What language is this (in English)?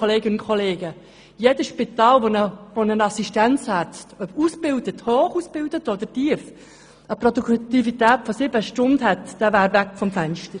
Swiss German